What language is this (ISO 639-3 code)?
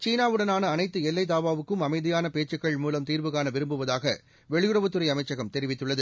tam